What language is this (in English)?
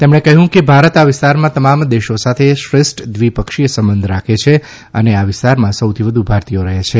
Gujarati